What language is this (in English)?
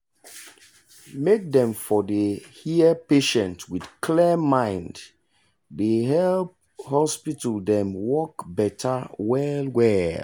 Nigerian Pidgin